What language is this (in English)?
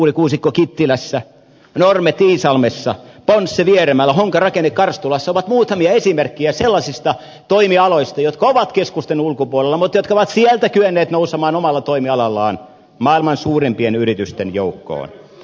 Finnish